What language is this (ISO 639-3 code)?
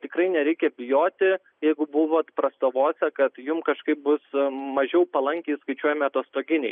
lit